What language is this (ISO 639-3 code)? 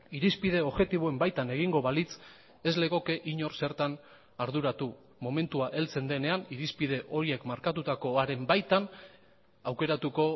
eus